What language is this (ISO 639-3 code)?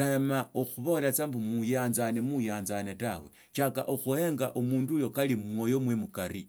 lto